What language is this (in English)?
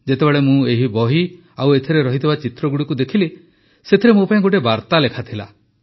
Odia